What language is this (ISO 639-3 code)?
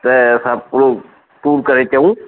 snd